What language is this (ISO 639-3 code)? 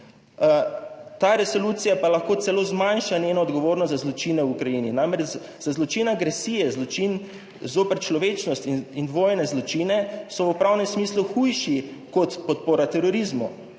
slv